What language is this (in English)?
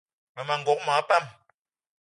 Eton (Cameroon)